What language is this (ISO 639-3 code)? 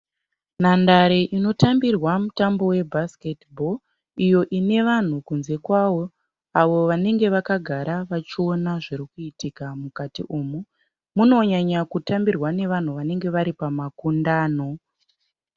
sna